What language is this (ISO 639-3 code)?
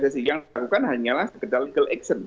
ind